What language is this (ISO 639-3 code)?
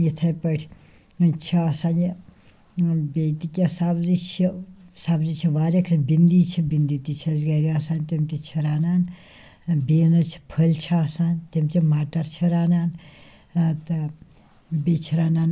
kas